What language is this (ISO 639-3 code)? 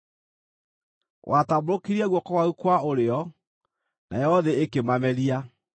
kik